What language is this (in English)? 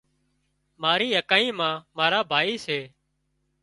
Wadiyara Koli